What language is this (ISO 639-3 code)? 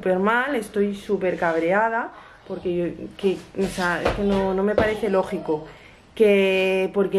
spa